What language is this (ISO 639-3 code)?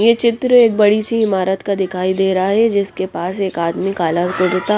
hin